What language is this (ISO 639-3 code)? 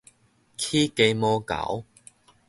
nan